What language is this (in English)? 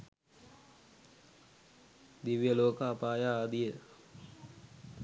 Sinhala